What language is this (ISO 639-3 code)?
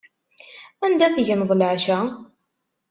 kab